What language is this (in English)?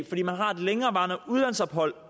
Danish